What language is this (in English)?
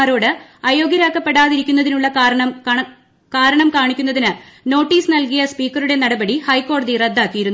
Malayalam